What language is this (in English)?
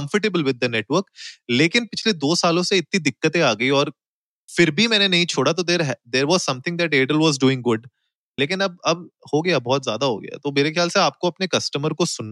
Hindi